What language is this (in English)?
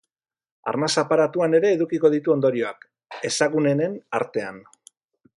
Basque